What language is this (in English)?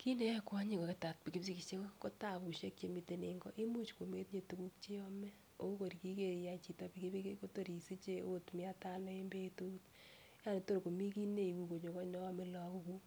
Kalenjin